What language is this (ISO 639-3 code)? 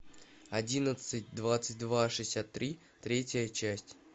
rus